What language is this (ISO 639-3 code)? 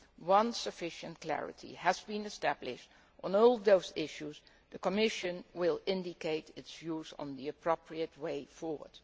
eng